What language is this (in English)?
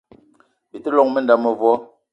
Eton (Cameroon)